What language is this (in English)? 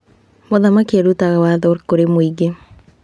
Kikuyu